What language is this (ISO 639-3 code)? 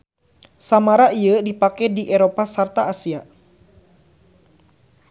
sun